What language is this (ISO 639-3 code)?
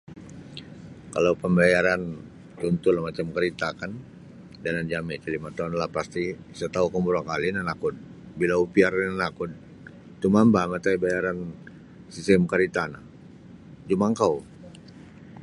bsy